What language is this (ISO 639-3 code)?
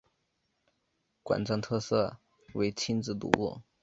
zho